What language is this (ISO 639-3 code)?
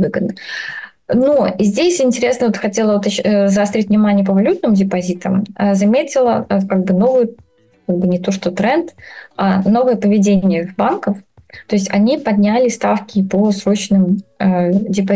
rus